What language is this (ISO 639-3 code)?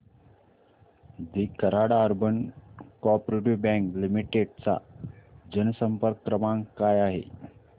mar